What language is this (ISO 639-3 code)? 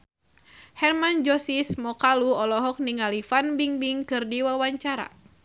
sun